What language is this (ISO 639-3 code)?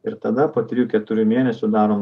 lit